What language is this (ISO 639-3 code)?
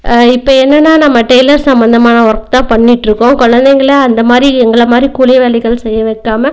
tam